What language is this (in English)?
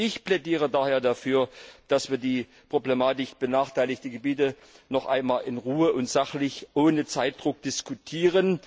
German